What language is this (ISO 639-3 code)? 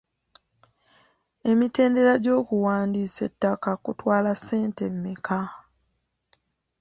lug